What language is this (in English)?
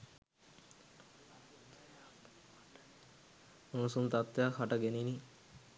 Sinhala